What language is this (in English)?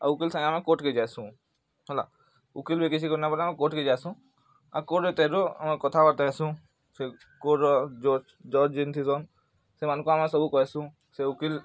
Odia